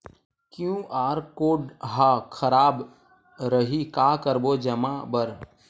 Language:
Chhattisgarhi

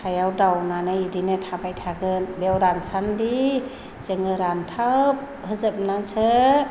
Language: Bodo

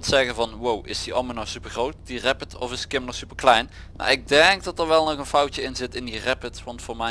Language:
Dutch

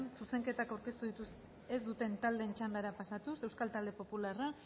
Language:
Basque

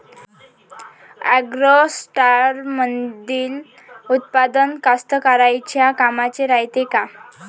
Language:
Marathi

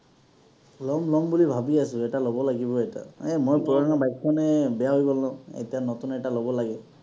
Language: Assamese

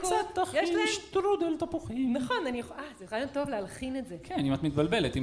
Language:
Hebrew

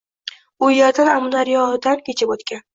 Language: Uzbek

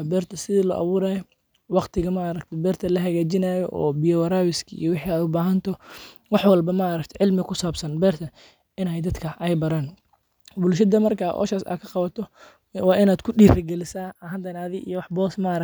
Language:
Somali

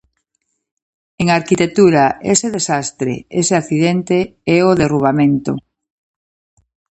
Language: Galician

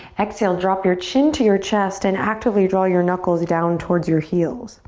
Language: English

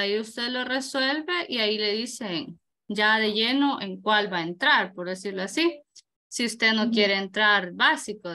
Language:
Spanish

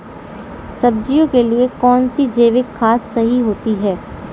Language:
Hindi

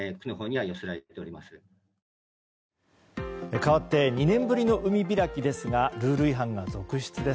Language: Japanese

